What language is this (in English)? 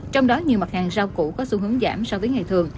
Vietnamese